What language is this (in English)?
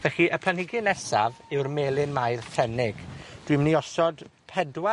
Welsh